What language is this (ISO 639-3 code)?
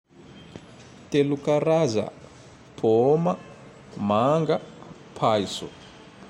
tdx